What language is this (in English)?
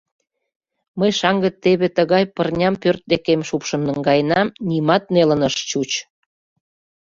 Mari